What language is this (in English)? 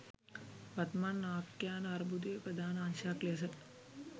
Sinhala